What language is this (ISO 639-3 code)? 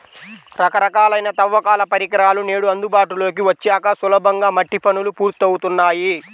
tel